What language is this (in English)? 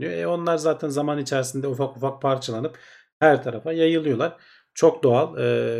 Turkish